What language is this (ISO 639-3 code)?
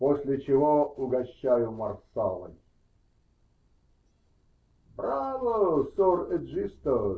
rus